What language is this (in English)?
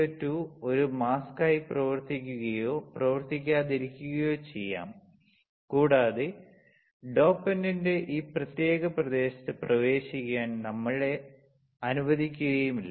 Malayalam